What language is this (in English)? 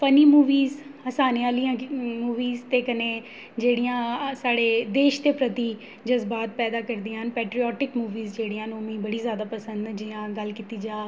Dogri